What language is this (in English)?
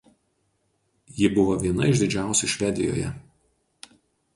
Lithuanian